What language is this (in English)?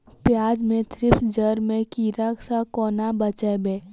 Maithili